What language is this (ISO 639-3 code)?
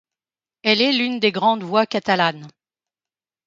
fra